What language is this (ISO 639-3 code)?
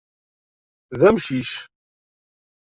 kab